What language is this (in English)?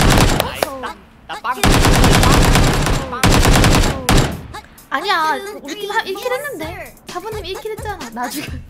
Korean